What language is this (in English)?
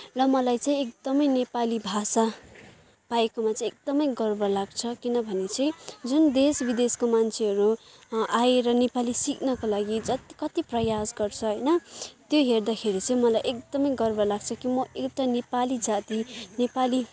Nepali